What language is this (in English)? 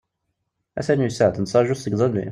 Kabyle